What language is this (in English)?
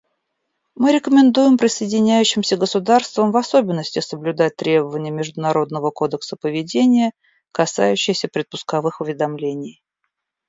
Russian